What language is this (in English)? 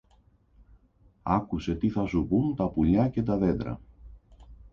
Greek